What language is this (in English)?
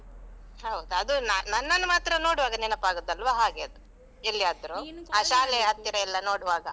Kannada